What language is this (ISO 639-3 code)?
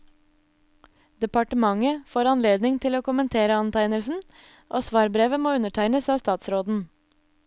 nor